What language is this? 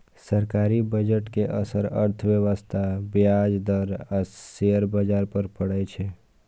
Maithili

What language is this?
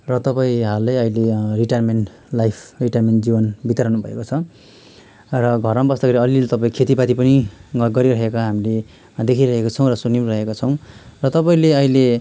Nepali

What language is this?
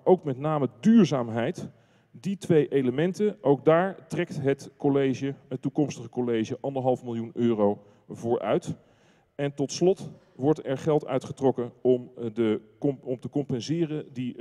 Dutch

